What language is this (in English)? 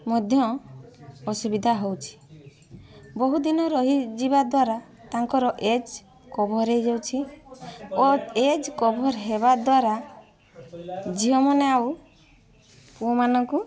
Odia